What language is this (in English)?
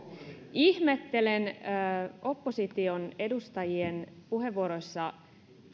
Finnish